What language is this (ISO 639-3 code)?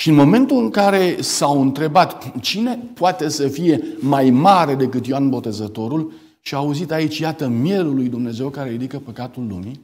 ron